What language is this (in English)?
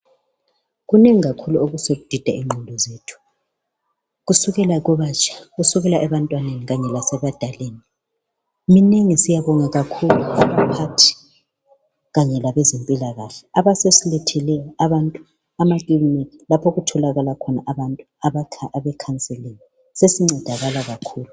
North Ndebele